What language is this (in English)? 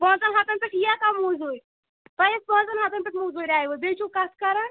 Kashmiri